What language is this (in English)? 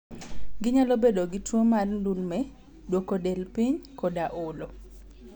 Luo (Kenya and Tanzania)